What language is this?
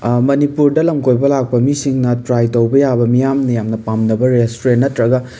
Manipuri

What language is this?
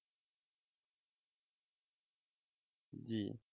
Bangla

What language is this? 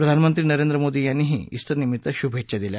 Marathi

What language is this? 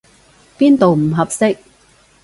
Cantonese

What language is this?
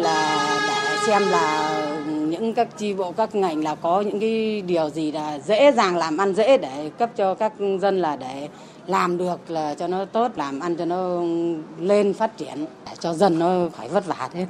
Vietnamese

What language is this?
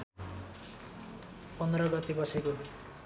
Nepali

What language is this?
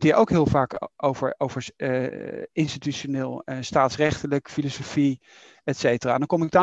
Dutch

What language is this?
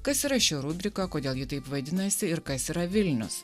Lithuanian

